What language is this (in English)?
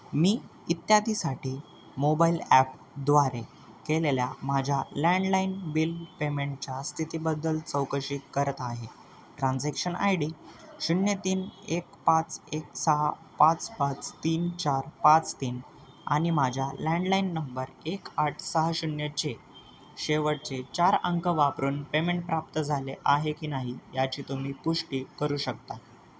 Marathi